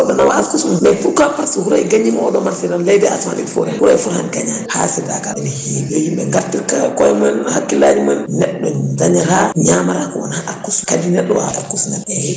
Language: Fula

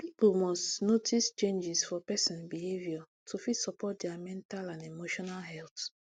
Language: Nigerian Pidgin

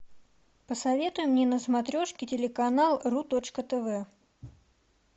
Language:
Russian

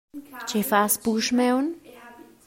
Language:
Romansh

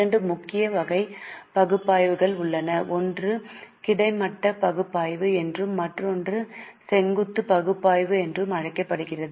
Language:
Tamil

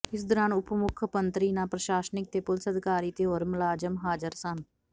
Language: Punjabi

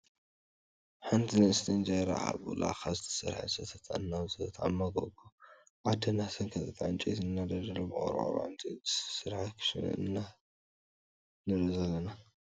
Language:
Tigrinya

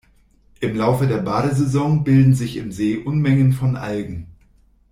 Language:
German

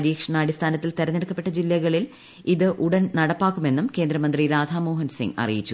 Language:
Malayalam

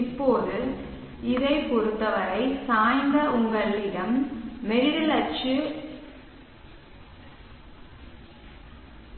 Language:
Tamil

